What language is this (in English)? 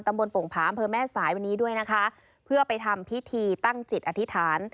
Thai